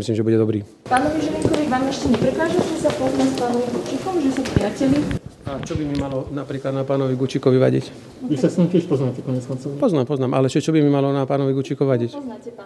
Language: Slovak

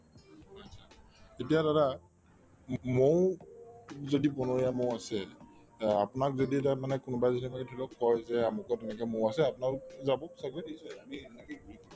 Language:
Assamese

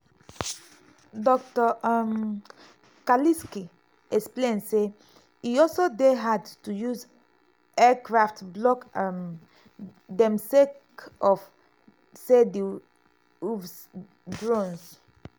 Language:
Nigerian Pidgin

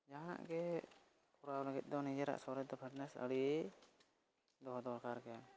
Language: Santali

